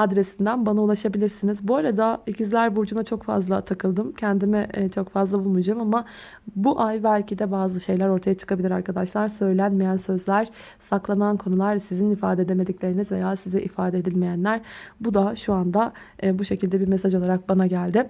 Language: Turkish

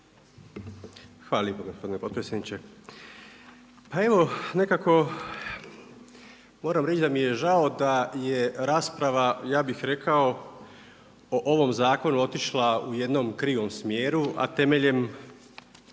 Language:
Croatian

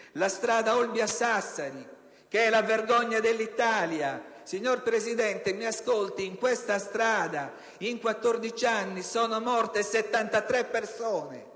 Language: Italian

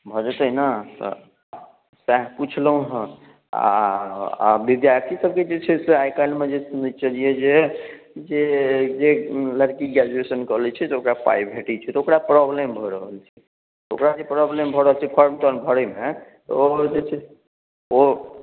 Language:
Maithili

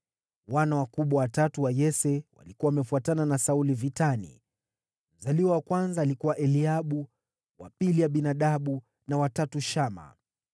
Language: Swahili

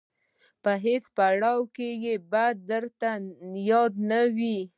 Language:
Pashto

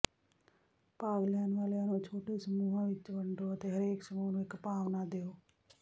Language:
Punjabi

